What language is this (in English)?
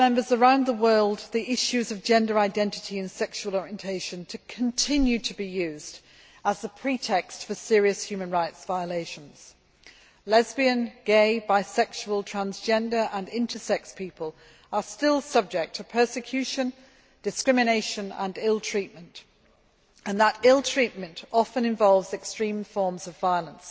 English